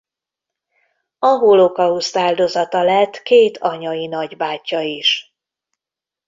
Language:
Hungarian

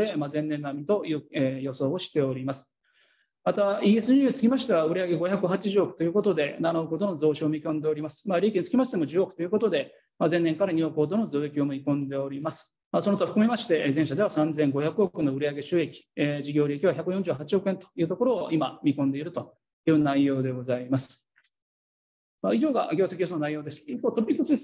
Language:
Japanese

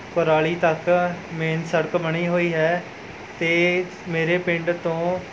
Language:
Punjabi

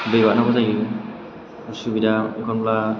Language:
Bodo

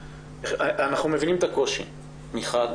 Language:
Hebrew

